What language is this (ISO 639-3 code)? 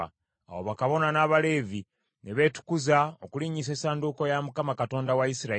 lug